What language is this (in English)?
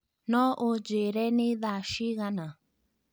Kikuyu